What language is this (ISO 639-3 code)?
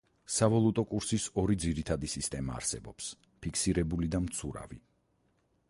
kat